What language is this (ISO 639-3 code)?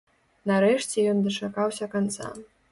bel